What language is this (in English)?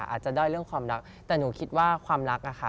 Thai